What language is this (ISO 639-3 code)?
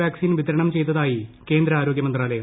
mal